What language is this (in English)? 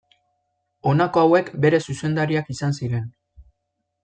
Basque